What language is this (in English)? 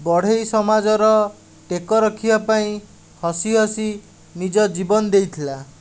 Odia